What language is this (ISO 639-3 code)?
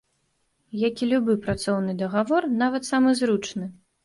bel